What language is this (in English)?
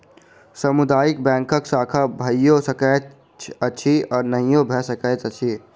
Maithili